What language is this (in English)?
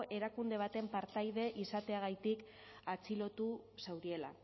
Basque